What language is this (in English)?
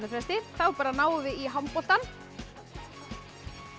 Icelandic